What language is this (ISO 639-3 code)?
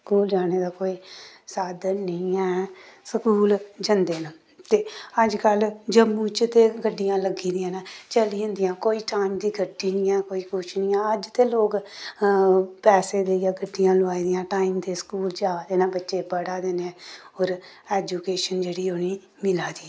doi